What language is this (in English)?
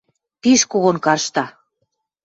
Western Mari